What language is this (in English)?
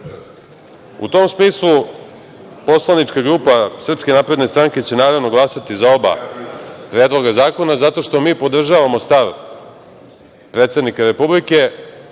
Serbian